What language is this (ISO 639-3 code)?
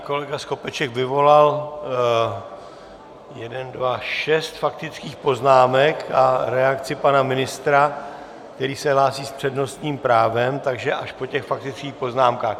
ces